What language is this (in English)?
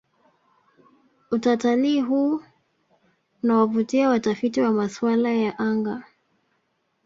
Swahili